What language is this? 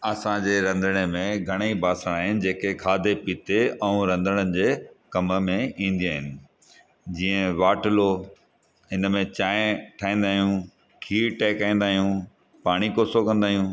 Sindhi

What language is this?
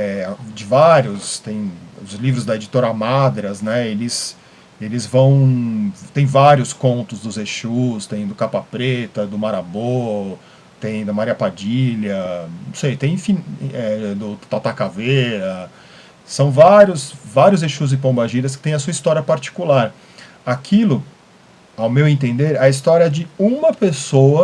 Portuguese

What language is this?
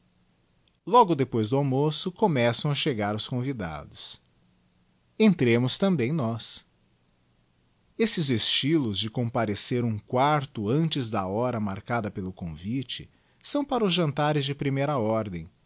Portuguese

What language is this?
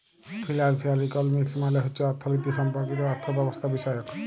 Bangla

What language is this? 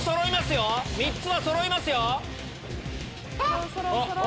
Japanese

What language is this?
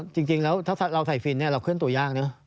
Thai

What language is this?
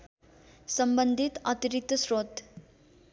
Nepali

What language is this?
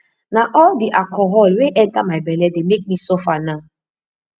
Nigerian Pidgin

